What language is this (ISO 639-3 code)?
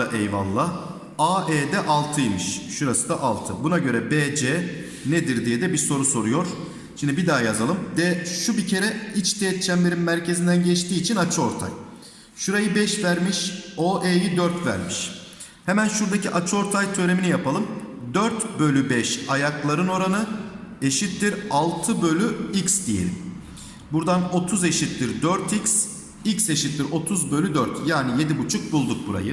tur